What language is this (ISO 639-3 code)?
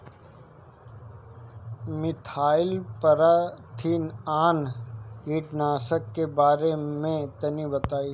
bho